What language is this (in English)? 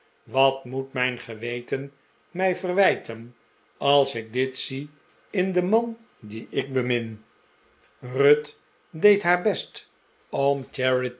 Dutch